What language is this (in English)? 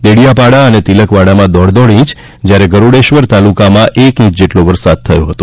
Gujarati